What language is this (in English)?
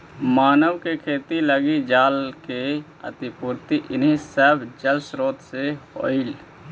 Magahi